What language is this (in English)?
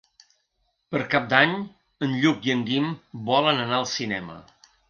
Catalan